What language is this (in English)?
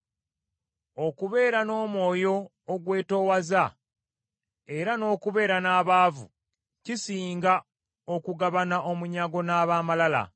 Ganda